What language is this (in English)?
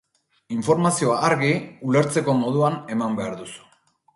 Basque